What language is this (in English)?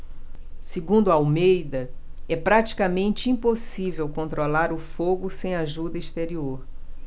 Portuguese